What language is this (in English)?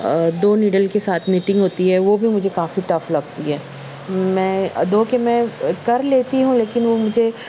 Urdu